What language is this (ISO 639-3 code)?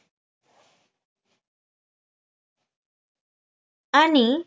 mar